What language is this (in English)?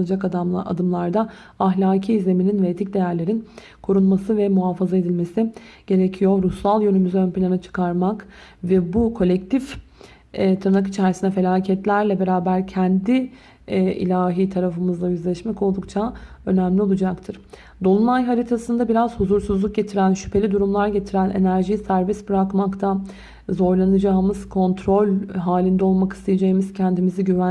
Turkish